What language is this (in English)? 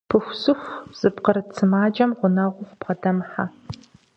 Kabardian